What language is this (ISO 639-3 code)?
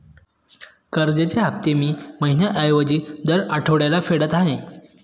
mar